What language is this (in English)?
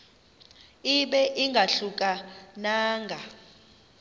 Xhosa